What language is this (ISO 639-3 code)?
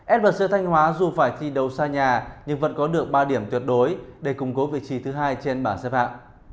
vie